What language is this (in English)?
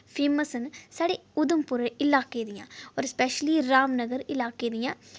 Dogri